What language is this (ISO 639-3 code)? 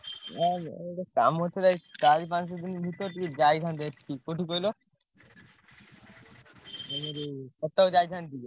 ori